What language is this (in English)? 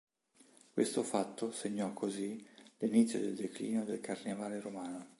Italian